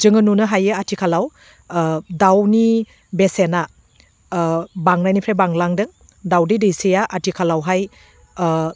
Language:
Bodo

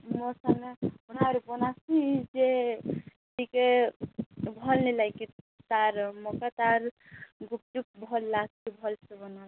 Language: Odia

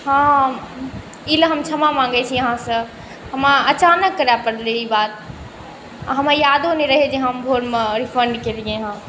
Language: Maithili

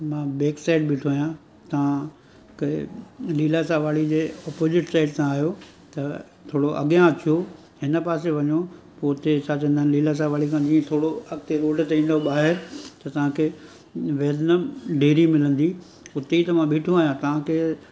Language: Sindhi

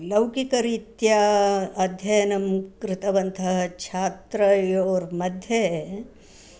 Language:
Sanskrit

